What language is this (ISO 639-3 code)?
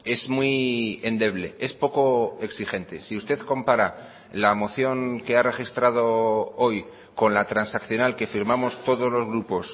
spa